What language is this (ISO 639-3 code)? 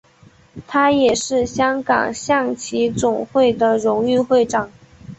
zho